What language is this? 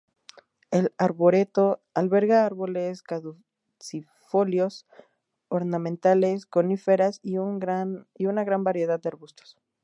Spanish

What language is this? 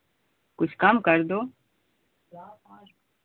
Hindi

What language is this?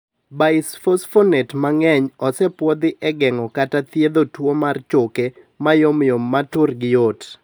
Luo (Kenya and Tanzania)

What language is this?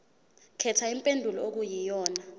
Zulu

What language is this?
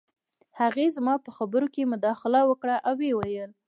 Pashto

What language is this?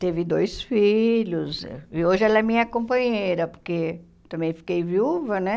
Portuguese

